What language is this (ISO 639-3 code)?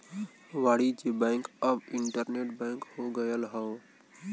bho